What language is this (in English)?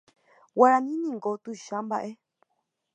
Guarani